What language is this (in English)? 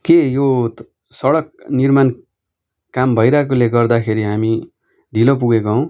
Nepali